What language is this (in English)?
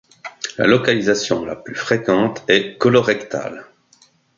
French